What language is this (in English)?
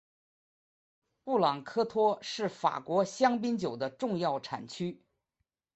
Chinese